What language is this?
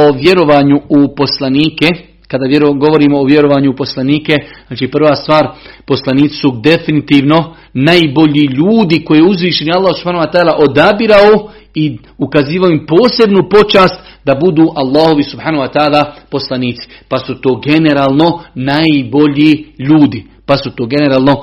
Croatian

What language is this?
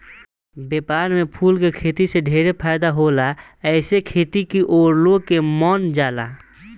Bhojpuri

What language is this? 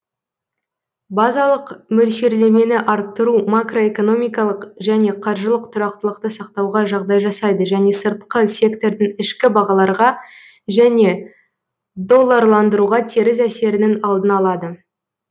Kazakh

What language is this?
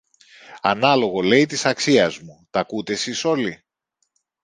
Greek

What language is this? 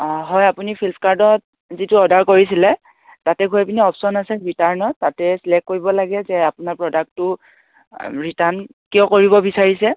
Assamese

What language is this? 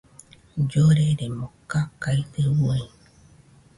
Nüpode Huitoto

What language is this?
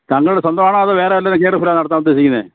Malayalam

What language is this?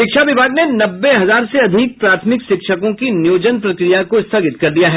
Hindi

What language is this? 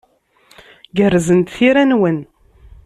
Kabyle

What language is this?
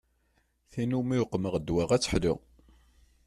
Kabyle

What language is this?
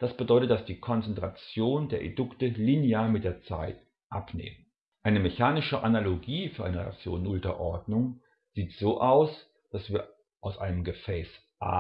German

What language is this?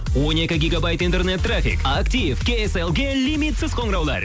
Kazakh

